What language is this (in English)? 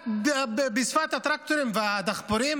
Hebrew